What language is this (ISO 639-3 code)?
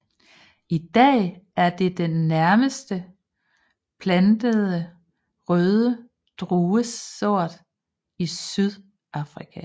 dan